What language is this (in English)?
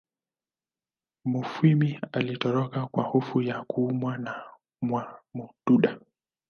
Swahili